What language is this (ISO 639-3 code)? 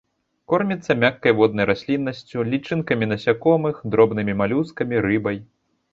bel